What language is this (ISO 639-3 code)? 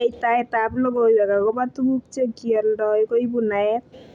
kln